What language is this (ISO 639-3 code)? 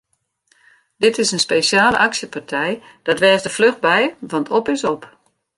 fry